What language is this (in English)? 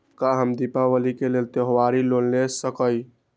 Magahi